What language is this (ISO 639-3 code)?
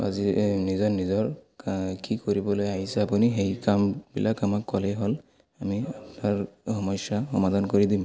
asm